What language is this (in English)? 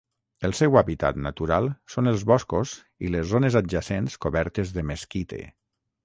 Catalan